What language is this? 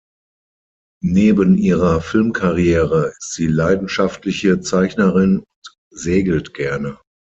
German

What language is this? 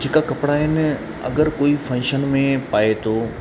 Sindhi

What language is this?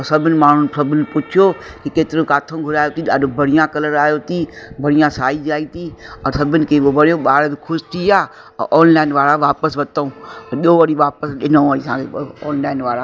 Sindhi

